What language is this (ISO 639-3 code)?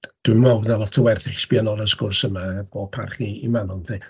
cym